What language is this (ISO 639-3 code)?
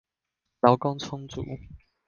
zho